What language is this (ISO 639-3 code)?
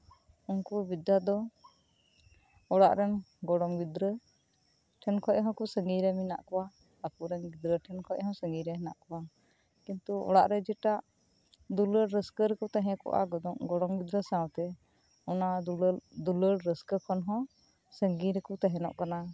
sat